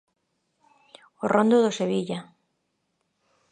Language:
Galician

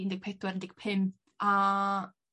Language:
Welsh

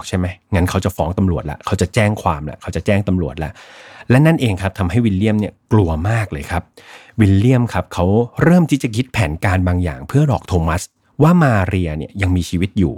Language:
Thai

